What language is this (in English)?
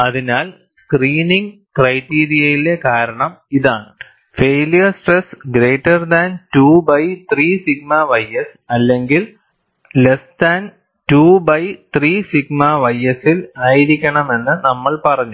Malayalam